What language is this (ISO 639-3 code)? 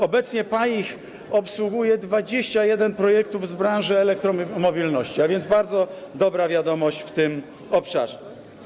pol